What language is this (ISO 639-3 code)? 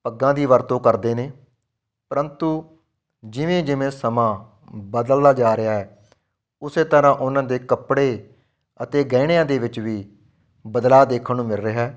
pan